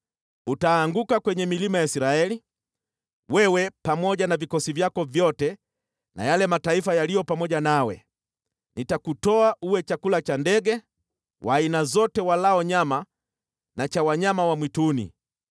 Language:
Swahili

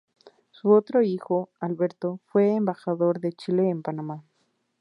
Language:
Spanish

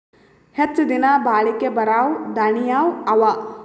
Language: Kannada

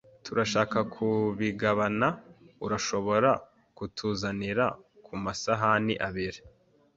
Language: Kinyarwanda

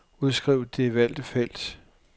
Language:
Danish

